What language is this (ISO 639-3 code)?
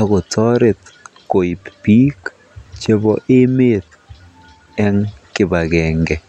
kln